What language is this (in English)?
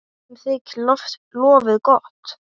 Icelandic